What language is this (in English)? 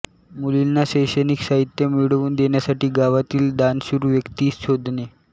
Marathi